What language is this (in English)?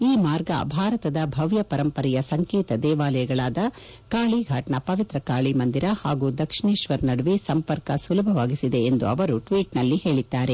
Kannada